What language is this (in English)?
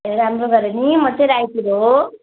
Nepali